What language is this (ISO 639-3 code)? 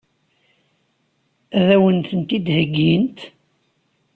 kab